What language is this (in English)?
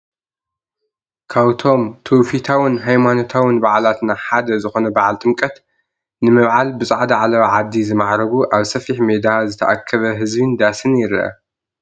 Tigrinya